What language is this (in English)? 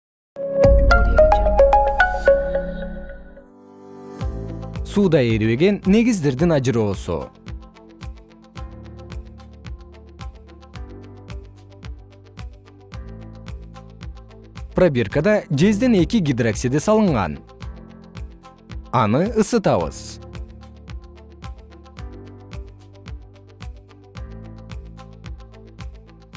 Kyrgyz